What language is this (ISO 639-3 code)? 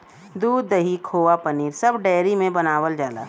bho